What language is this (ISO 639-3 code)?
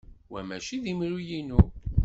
kab